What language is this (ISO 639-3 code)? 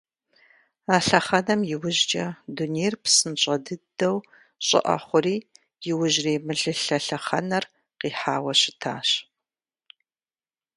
kbd